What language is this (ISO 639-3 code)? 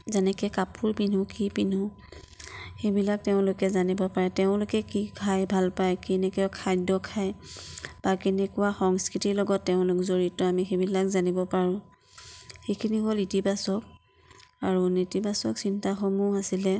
asm